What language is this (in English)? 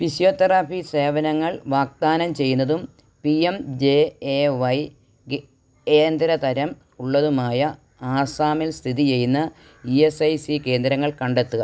Malayalam